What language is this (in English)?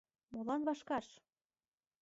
Mari